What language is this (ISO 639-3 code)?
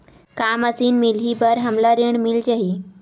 hne